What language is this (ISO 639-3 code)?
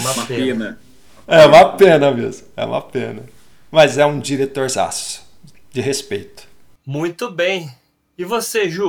por